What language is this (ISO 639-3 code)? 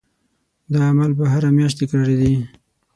pus